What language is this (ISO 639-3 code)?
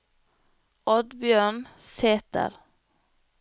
nor